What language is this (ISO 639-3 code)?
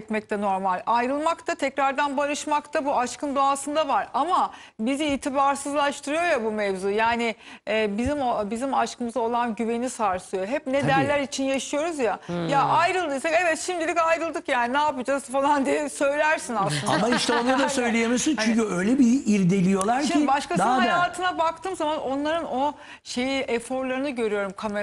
tur